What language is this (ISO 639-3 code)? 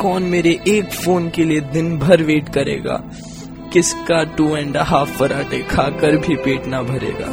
hin